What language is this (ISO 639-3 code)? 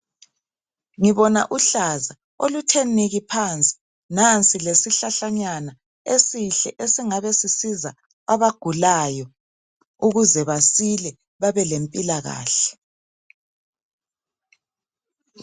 nde